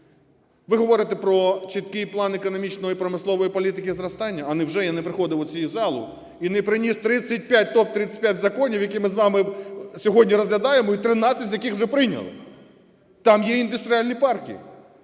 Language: Ukrainian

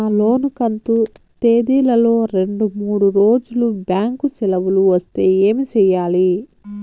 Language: Telugu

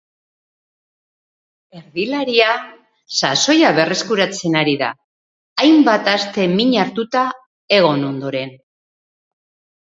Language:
Basque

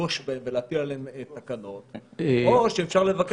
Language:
Hebrew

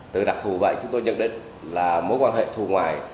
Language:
Vietnamese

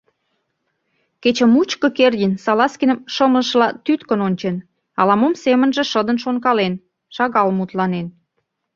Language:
Mari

